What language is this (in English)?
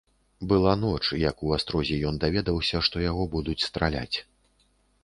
Belarusian